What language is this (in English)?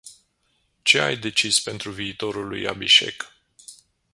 Romanian